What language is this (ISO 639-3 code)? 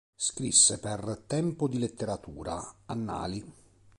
ita